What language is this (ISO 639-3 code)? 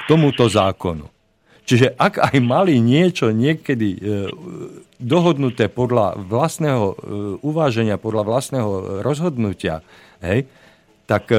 slk